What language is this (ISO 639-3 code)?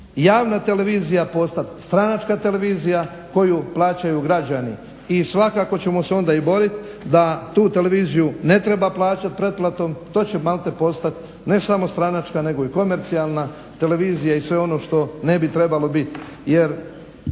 hrv